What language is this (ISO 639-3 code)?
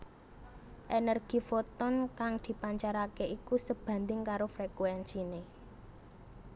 jav